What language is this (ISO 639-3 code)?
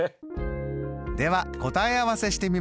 jpn